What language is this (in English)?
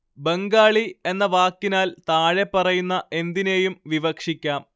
Malayalam